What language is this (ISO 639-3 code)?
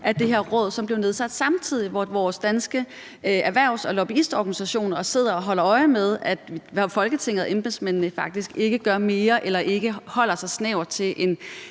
dan